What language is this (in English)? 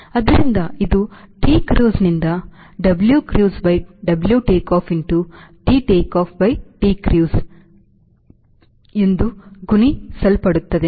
Kannada